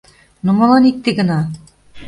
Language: Mari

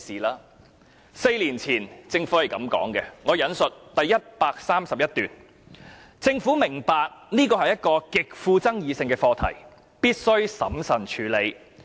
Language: Cantonese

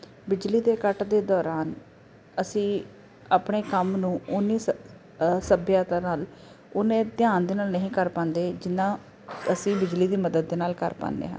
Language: Punjabi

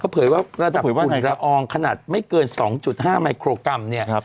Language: Thai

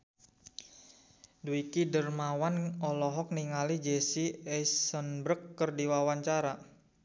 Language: Sundanese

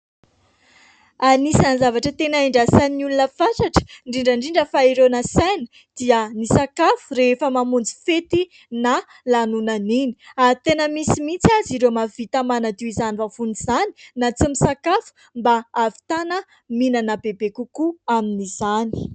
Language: Malagasy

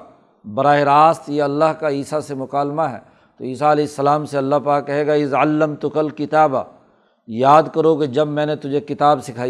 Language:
Urdu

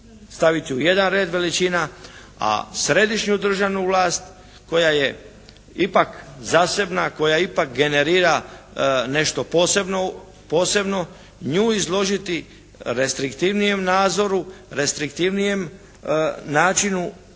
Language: Croatian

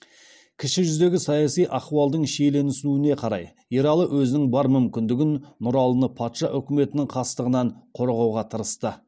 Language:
Kazakh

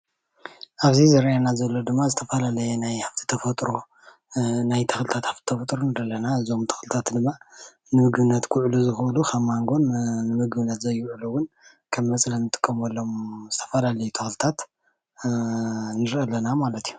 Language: Tigrinya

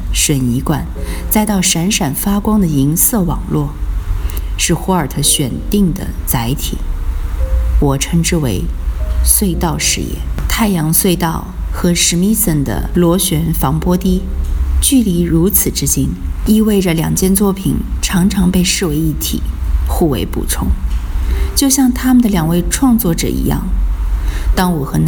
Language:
Chinese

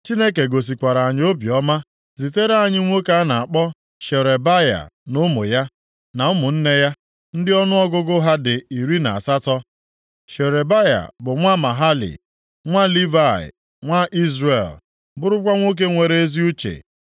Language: Igbo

